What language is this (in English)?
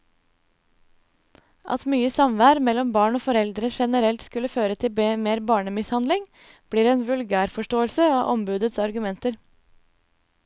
Norwegian